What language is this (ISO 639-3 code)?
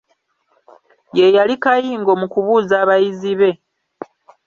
lug